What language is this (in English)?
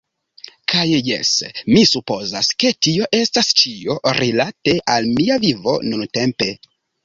Esperanto